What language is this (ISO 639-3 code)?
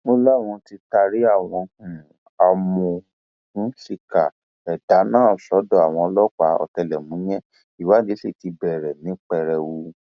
yor